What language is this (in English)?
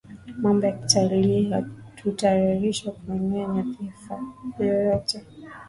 Swahili